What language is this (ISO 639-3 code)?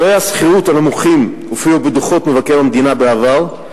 heb